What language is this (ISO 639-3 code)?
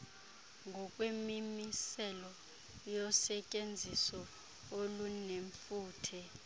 xho